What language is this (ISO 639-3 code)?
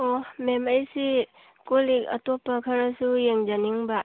mni